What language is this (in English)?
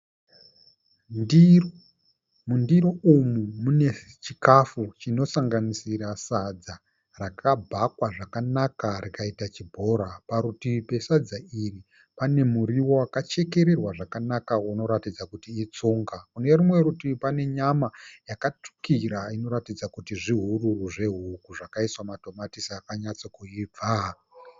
Shona